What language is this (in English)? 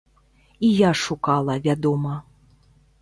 Belarusian